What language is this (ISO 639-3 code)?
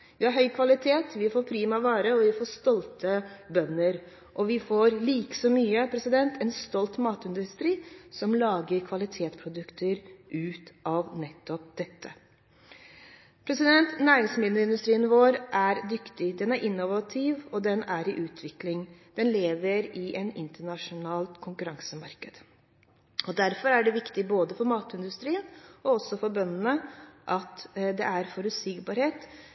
nob